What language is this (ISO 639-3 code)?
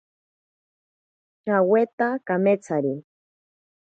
prq